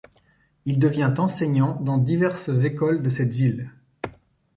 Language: French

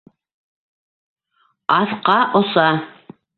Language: Bashkir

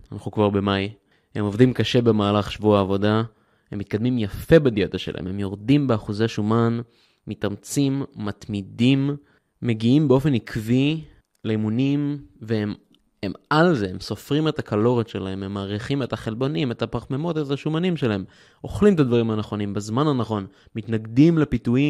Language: Hebrew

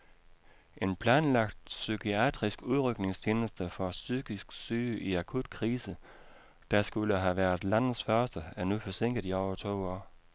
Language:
Danish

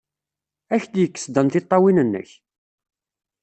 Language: Kabyle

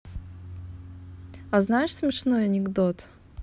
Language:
Russian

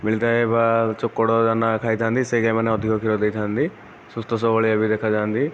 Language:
Odia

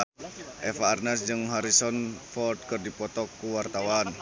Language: Sundanese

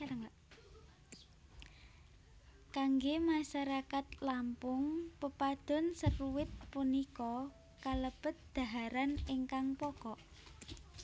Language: Javanese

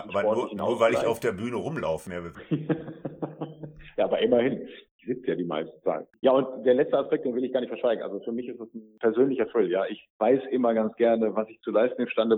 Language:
German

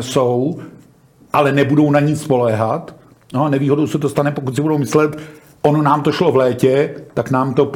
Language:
Czech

